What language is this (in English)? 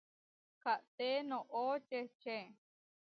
Huarijio